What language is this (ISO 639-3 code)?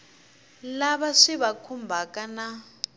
tso